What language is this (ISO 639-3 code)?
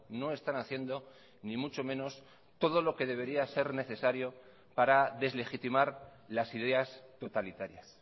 spa